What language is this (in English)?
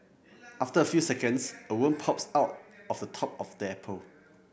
English